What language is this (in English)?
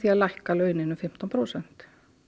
Icelandic